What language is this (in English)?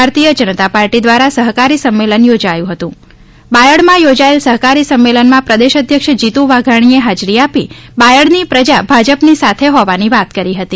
Gujarati